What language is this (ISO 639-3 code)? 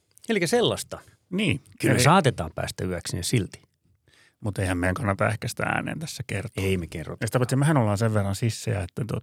fin